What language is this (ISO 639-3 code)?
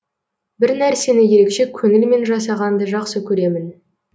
kaz